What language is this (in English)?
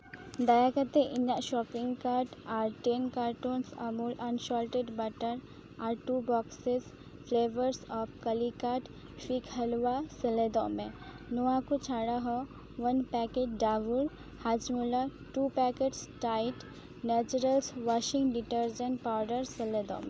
Santali